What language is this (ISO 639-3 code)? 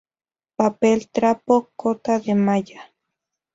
spa